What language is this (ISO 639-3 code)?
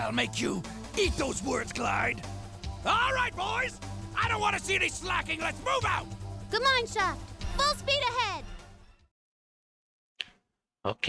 por